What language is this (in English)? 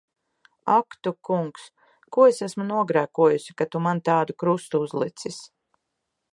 Latvian